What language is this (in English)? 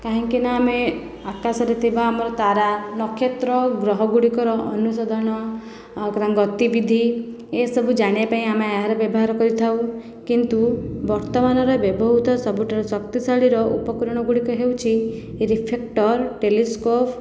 Odia